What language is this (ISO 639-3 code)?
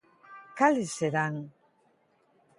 glg